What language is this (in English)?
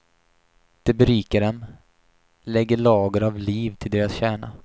Swedish